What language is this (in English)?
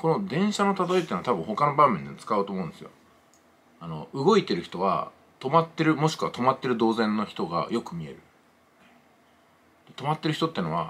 Japanese